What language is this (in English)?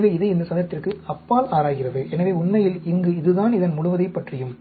Tamil